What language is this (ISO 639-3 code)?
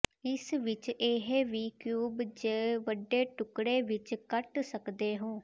pan